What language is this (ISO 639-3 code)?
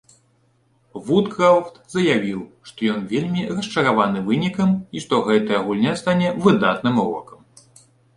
bel